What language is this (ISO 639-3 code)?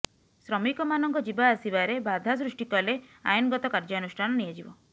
ori